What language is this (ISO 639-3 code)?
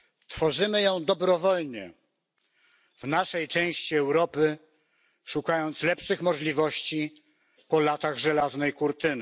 pol